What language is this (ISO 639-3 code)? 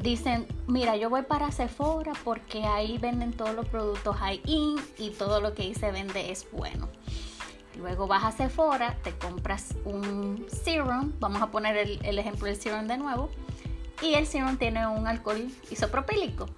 spa